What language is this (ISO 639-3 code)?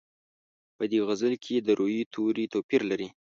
pus